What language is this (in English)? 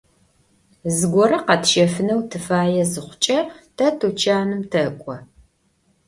Adyghe